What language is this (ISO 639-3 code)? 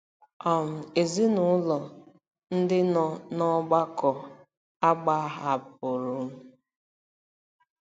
ibo